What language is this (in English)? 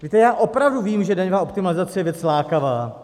Czech